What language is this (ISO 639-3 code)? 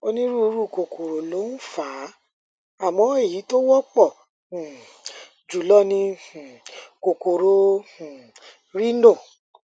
yor